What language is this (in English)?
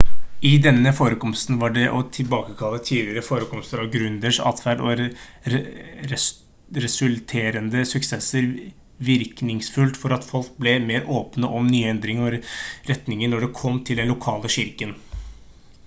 Norwegian Bokmål